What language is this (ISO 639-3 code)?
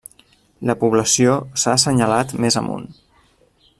cat